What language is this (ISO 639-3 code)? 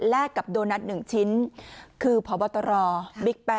tha